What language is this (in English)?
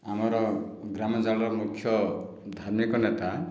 Odia